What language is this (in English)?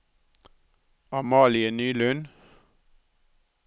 Norwegian